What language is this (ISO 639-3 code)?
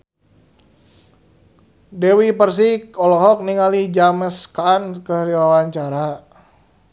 sun